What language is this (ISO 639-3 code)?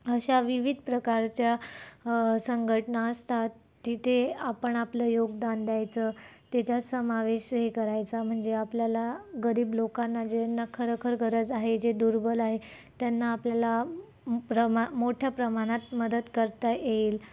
mar